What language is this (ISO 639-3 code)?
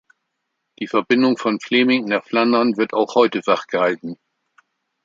deu